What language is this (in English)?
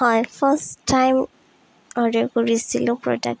Assamese